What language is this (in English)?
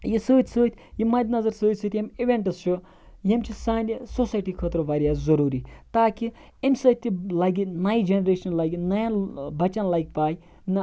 Kashmiri